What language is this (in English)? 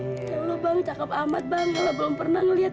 Indonesian